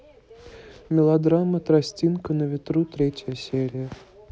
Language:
Russian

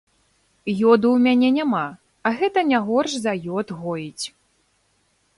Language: Belarusian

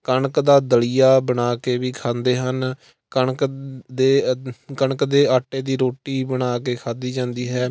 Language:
Punjabi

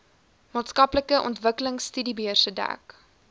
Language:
Afrikaans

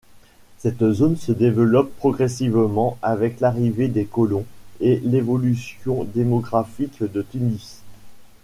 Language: French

